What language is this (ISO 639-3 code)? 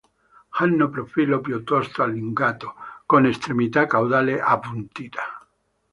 ita